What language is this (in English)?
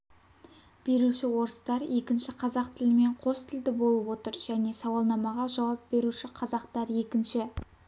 Kazakh